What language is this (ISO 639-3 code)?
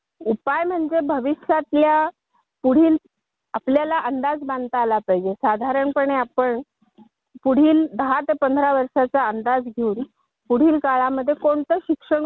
mar